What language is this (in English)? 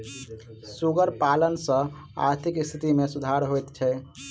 Maithili